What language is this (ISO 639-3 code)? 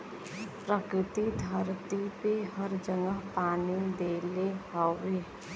bho